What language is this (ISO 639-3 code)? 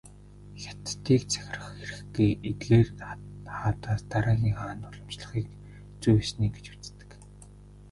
mon